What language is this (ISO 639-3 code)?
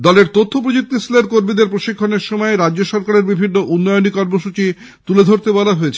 ben